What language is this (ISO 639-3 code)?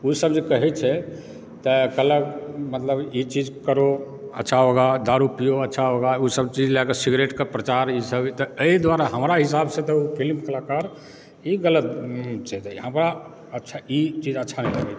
mai